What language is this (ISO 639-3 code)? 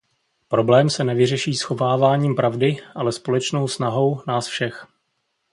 ces